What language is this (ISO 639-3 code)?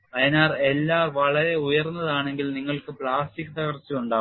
mal